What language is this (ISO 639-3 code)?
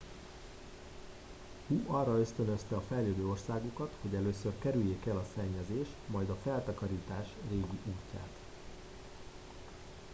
hun